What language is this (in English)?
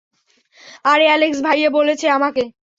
Bangla